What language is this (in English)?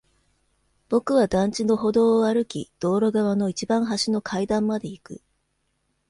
Japanese